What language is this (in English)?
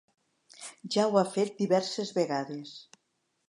Catalan